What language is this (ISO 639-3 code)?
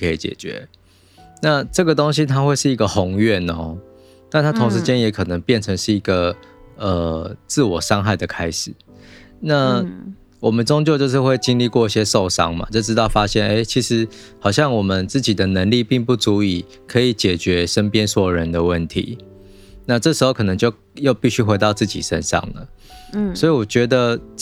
zho